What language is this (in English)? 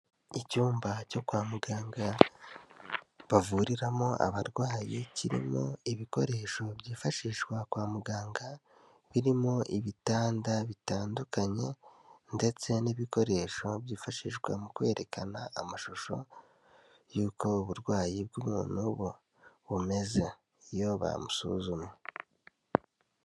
Kinyarwanda